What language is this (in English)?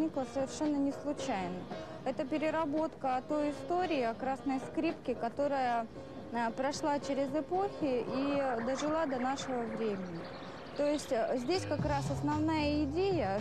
Russian